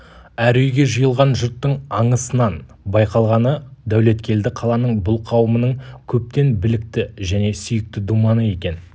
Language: Kazakh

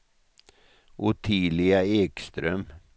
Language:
Swedish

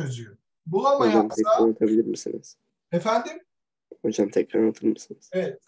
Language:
Turkish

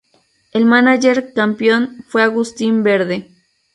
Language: Spanish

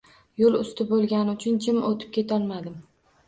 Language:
Uzbek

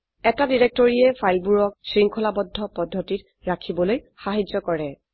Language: Assamese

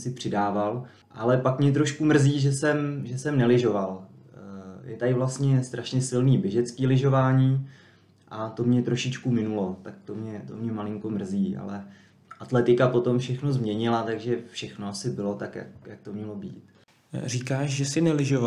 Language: Czech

